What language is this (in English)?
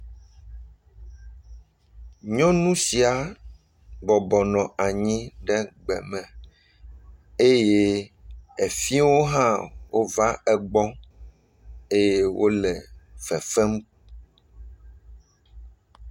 Ewe